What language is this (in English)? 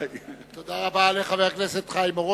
Hebrew